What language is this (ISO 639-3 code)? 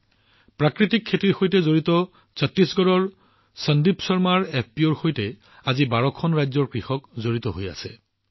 asm